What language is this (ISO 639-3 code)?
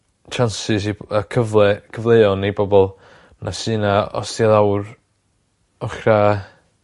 cym